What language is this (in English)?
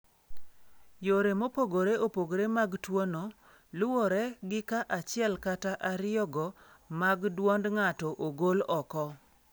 Luo (Kenya and Tanzania)